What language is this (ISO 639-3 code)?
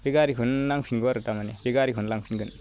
brx